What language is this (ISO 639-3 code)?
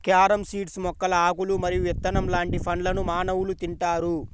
tel